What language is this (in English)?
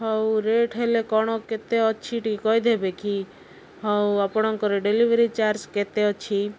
Odia